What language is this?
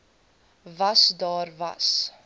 Afrikaans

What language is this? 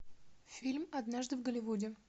Russian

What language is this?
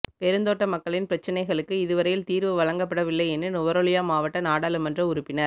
Tamil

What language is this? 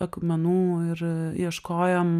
Lithuanian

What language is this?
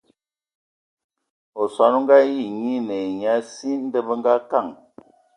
Ewondo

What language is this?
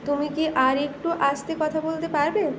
Bangla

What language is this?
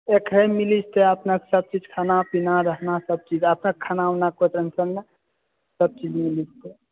Maithili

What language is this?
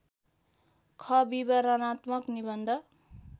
Nepali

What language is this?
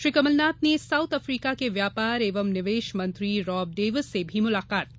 Hindi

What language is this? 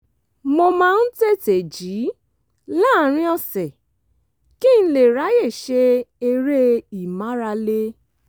Yoruba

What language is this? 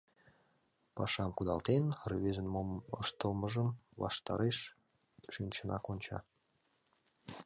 Mari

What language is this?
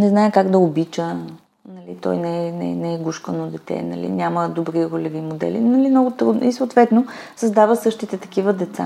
Bulgarian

